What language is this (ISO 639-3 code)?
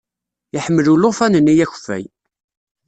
kab